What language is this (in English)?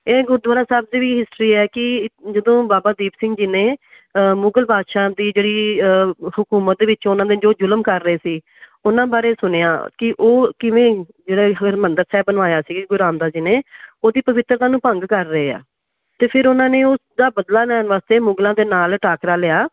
Punjabi